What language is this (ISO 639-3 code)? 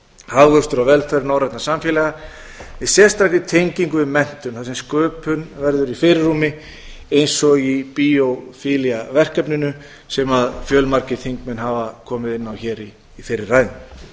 isl